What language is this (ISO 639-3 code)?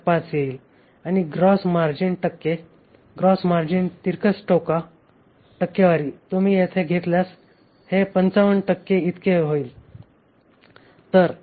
mar